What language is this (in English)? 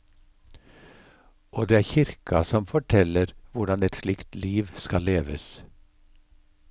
Norwegian